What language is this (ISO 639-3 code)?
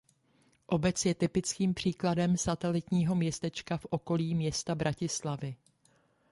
ces